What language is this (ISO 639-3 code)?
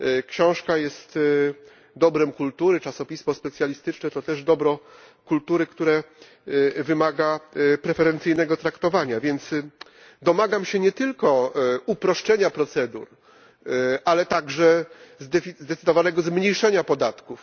pol